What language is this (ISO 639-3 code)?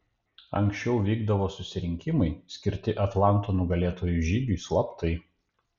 lit